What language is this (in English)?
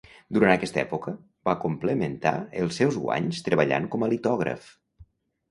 Catalan